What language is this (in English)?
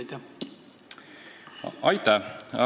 Estonian